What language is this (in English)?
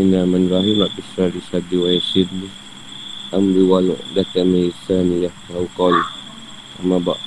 Malay